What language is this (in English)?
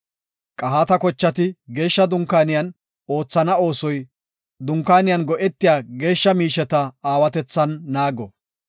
Gofa